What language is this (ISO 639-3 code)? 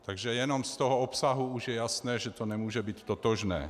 ces